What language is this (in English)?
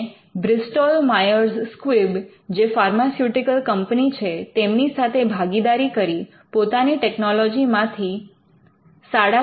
Gujarati